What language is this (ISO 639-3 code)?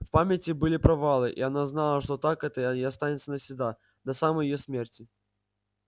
rus